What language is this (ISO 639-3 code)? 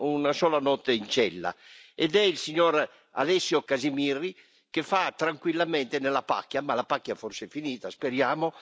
ita